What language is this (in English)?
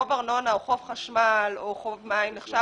Hebrew